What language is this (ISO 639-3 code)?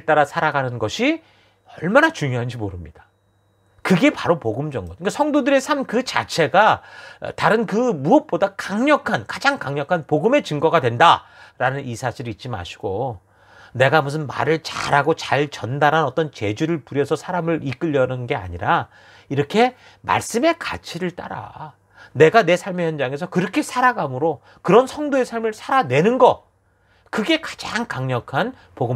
kor